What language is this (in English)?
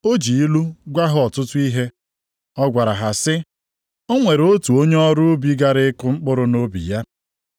Igbo